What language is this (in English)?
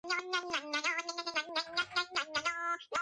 Georgian